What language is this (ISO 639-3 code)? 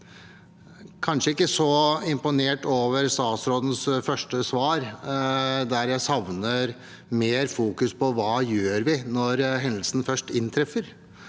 nor